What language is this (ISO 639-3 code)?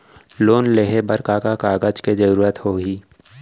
hne